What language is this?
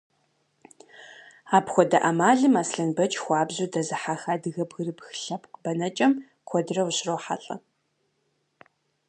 Kabardian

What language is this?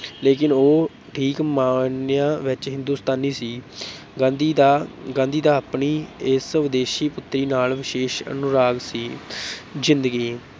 Punjabi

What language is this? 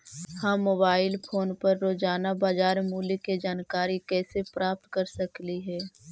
Magahi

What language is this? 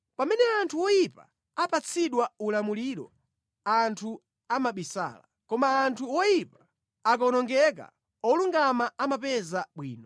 Nyanja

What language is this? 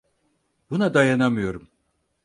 Turkish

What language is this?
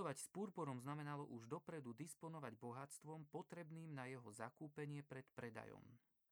Slovak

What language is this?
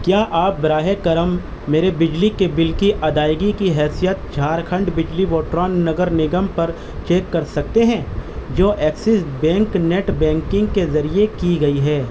Urdu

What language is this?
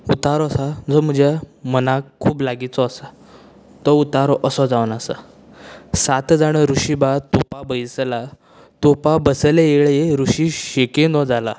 Konkani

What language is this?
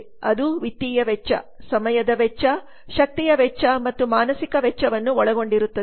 Kannada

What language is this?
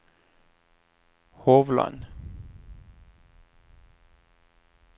Norwegian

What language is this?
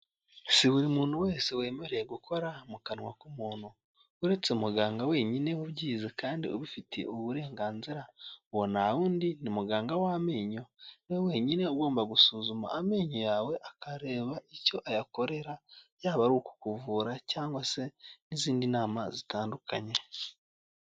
Kinyarwanda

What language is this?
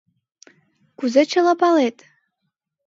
Mari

